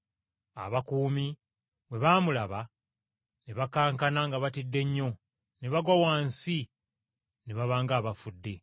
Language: Ganda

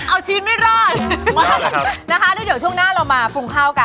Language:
Thai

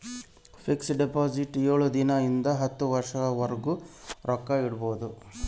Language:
Kannada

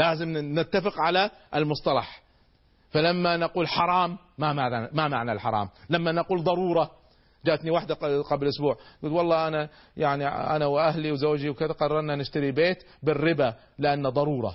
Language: Arabic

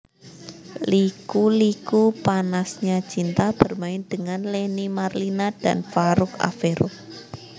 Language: Javanese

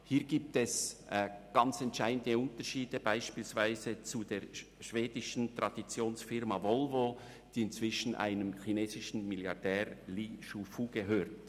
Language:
Swiss German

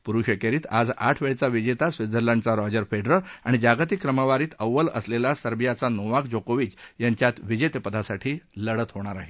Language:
Marathi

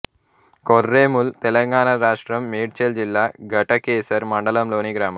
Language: Telugu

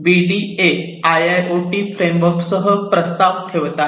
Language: Marathi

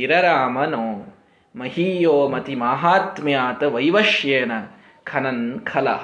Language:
Kannada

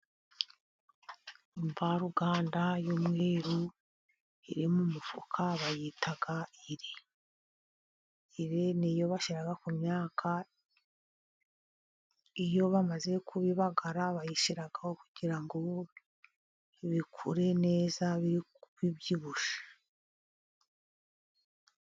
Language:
Kinyarwanda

